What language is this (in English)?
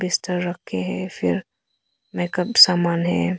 Hindi